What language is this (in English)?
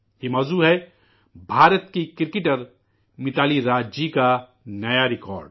Urdu